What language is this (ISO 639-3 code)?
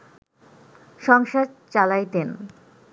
ben